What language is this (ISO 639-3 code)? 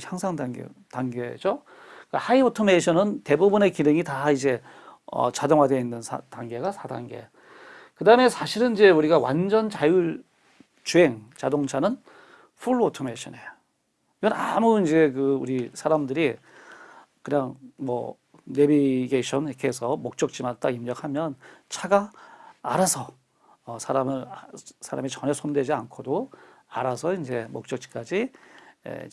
kor